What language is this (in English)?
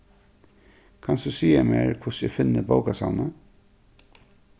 Faroese